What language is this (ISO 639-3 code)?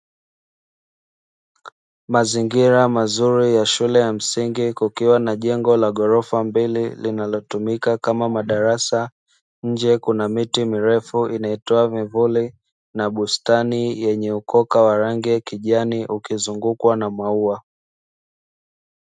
swa